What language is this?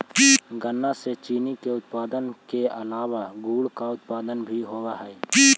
Magahi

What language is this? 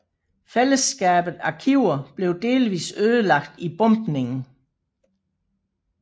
Danish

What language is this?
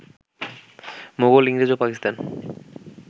Bangla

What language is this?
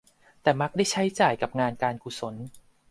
Thai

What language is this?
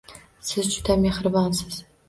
Uzbek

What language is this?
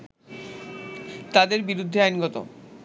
Bangla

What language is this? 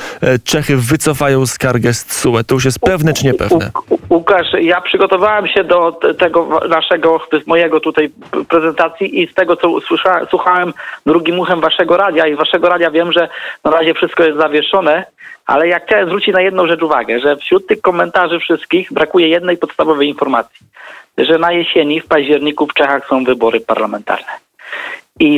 Polish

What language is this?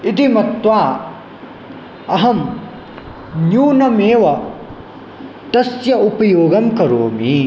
Sanskrit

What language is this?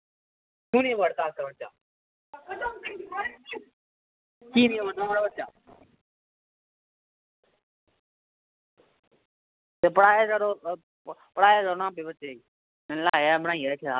Dogri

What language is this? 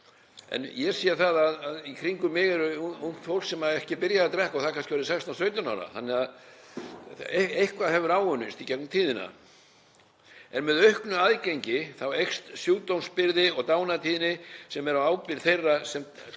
Icelandic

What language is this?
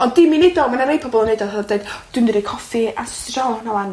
Welsh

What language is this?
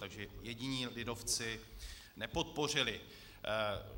Czech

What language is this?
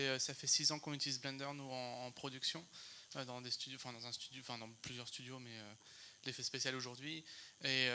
French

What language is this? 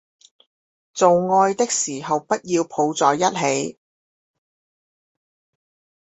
Chinese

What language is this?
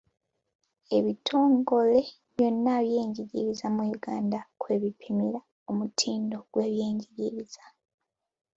Ganda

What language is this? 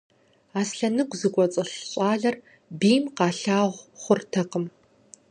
Kabardian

